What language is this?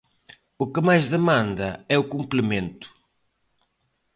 Galician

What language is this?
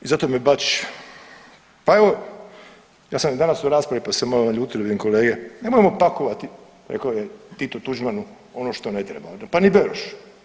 Croatian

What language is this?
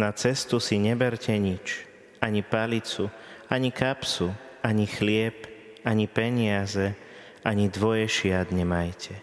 Slovak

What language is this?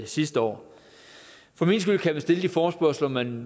Danish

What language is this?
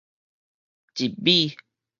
Min Nan Chinese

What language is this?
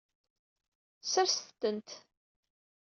Kabyle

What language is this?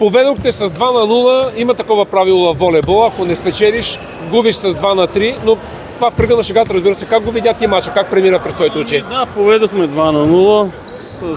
Bulgarian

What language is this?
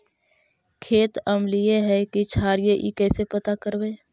Magahi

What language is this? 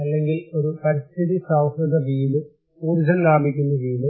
Malayalam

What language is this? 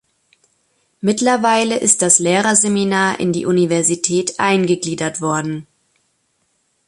German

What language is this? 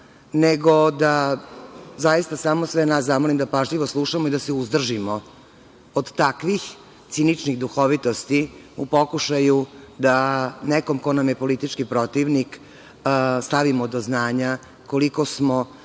Serbian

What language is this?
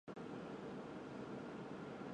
Chinese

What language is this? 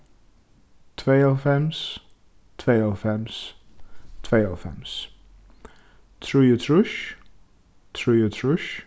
Faroese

